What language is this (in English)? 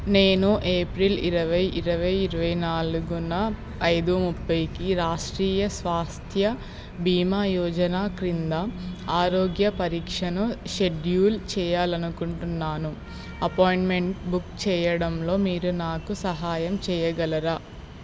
Telugu